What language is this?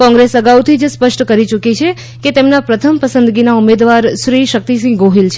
Gujarati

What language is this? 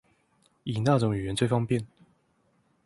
Chinese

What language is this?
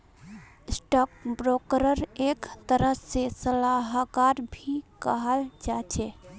Magahi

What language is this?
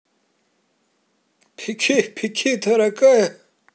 Russian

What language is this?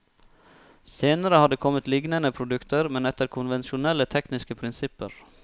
Norwegian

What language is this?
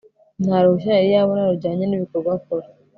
Kinyarwanda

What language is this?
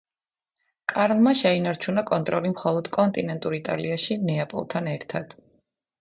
Georgian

